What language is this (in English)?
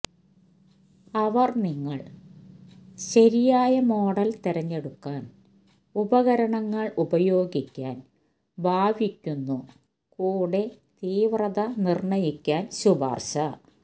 Malayalam